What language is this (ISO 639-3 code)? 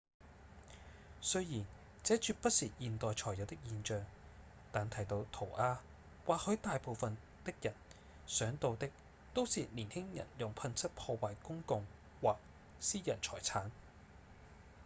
yue